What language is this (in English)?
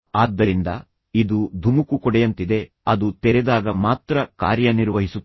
Kannada